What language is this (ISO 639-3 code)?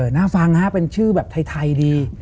tha